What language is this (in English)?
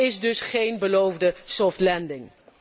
Dutch